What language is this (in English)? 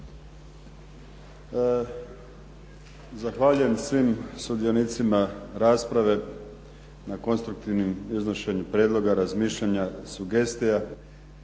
Croatian